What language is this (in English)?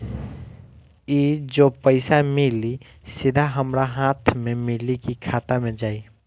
Bhojpuri